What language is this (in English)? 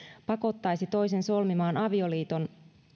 Finnish